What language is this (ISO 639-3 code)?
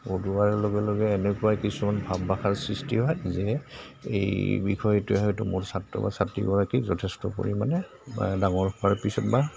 asm